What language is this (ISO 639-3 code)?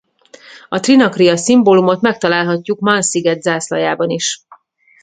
hun